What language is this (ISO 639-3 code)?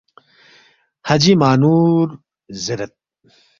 bft